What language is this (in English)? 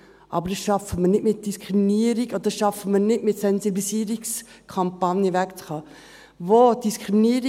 Swiss German